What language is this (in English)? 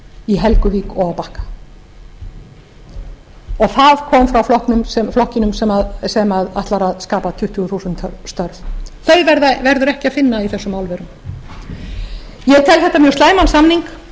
Icelandic